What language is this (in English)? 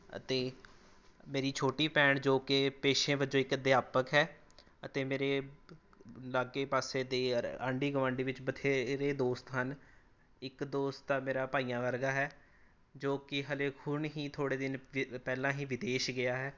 Punjabi